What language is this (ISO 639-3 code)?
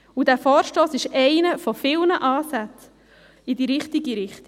gsw